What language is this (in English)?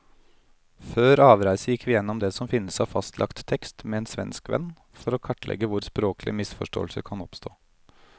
Norwegian